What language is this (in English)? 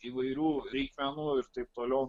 Lithuanian